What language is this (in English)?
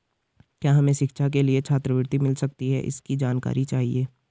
Hindi